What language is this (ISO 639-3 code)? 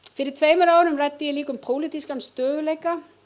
isl